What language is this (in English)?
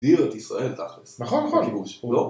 Hebrew